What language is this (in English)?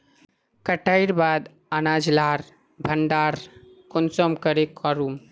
Magahi